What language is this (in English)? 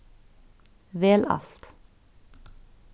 Faroese